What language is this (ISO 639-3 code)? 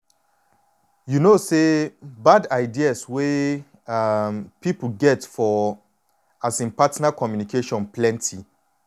pcm